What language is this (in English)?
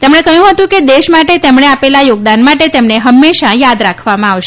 Gujarati